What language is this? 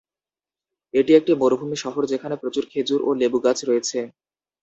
Bangla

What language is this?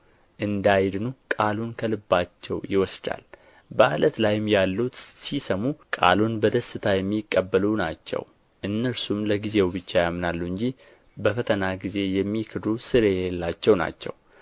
Amharic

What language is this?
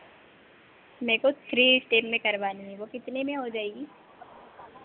Hindi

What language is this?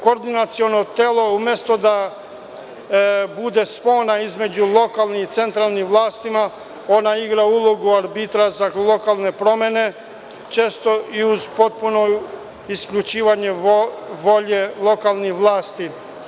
Serbian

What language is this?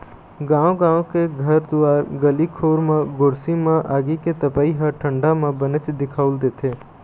Chhattisgarhi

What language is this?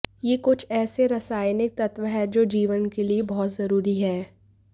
Hindi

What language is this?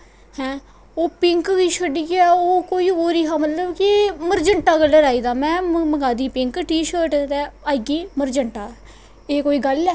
Dogri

